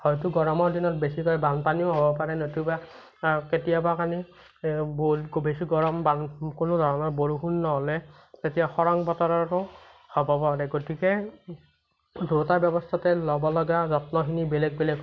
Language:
Assamese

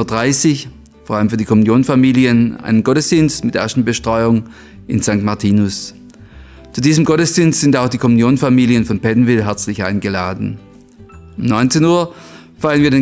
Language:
German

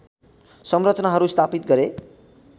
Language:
Nepali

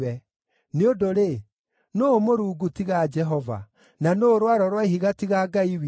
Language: Kikuyu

